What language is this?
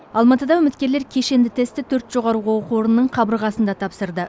Kazakh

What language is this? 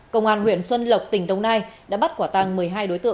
Vietnamese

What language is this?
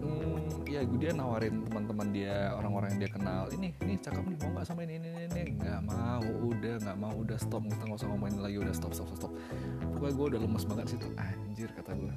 Indonesian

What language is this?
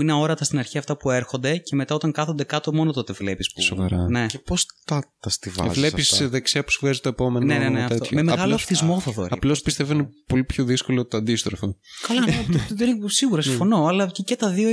Greek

